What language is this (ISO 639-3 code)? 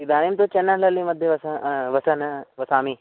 san